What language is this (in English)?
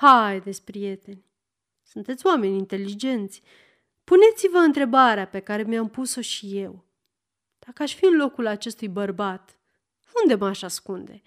Romanian